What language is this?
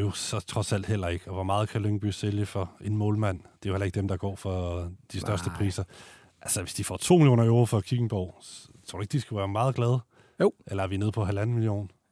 Danish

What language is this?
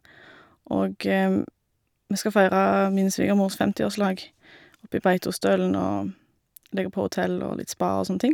Norwegian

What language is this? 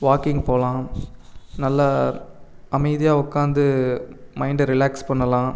Tamil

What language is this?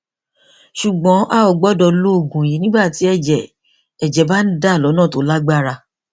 Yoruba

